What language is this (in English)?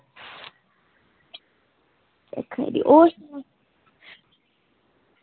Dogri